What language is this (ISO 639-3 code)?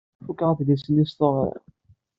kab